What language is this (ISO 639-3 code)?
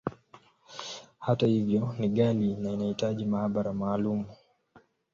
swa